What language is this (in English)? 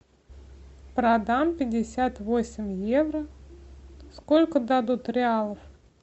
Russian